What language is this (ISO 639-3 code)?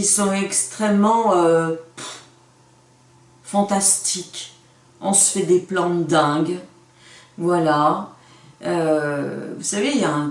fra